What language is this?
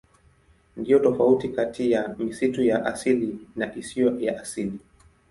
Swahili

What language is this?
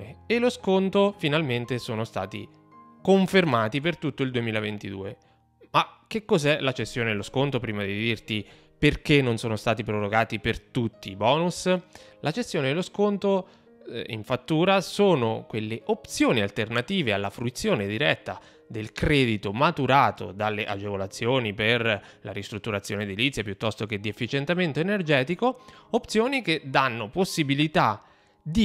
Italian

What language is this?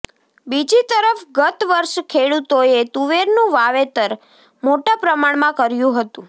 Gujarati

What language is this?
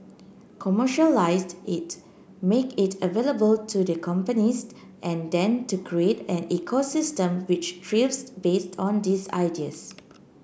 English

